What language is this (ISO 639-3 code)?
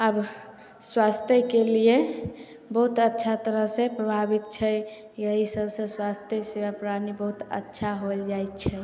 mai